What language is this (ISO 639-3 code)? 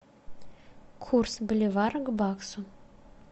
rus